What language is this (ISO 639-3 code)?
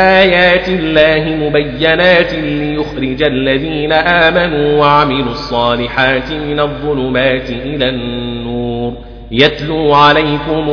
ara